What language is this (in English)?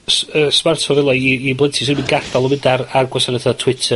Welsh